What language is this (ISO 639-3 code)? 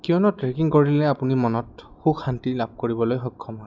asm